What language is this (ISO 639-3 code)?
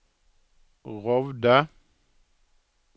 nor